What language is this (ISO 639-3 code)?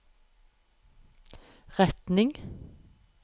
nor